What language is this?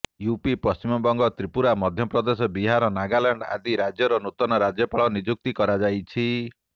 Odia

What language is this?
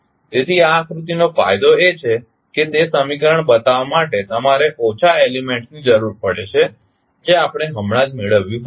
Gujarati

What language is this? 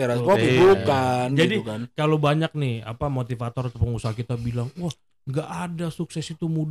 Indonesian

